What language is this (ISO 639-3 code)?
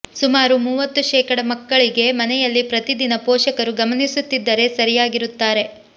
kan